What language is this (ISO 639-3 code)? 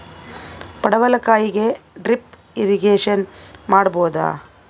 kan